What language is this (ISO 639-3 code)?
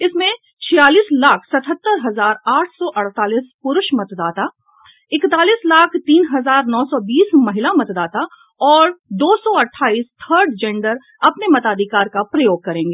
hin